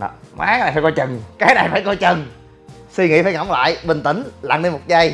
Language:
Vietnamese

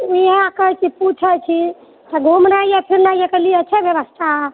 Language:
Maithili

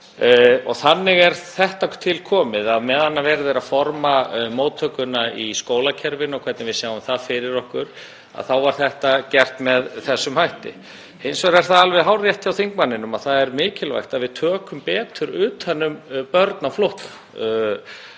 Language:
Icelandic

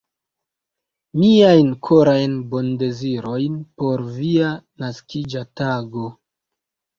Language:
Esperanto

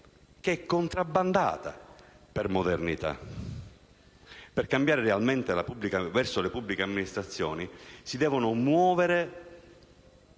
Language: Italian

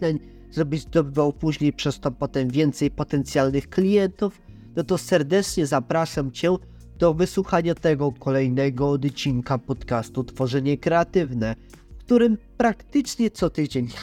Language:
Polish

